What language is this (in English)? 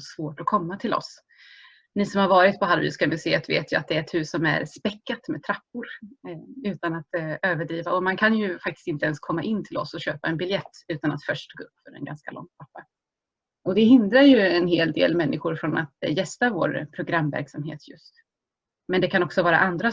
Swedish